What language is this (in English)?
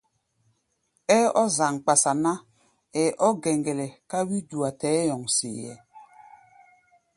Gbaya